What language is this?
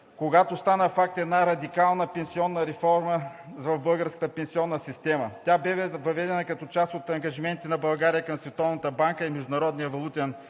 Bulgarian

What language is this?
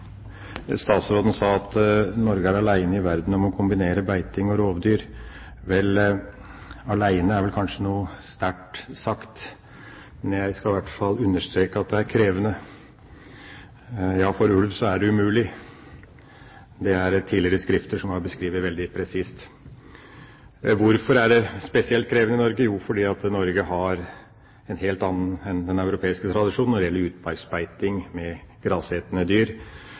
Norwegian Bokmål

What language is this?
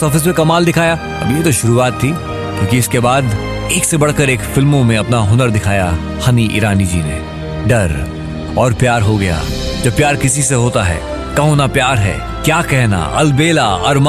Hindi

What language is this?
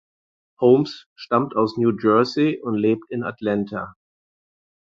German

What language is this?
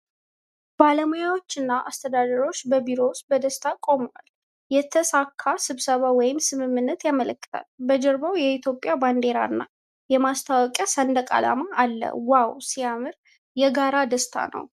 Amharic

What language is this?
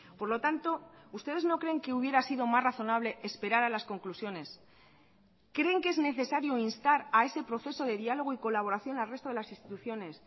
Spanish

